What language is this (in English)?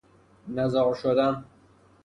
Persian